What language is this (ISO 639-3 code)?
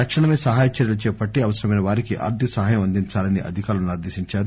tel